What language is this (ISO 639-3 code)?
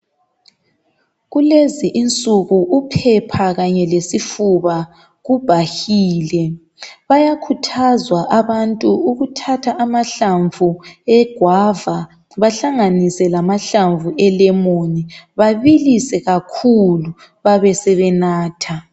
nde